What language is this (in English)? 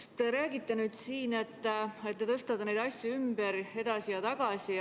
Estonian